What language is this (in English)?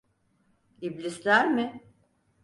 Turkish